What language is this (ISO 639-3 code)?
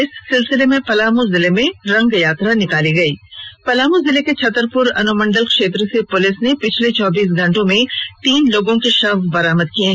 hin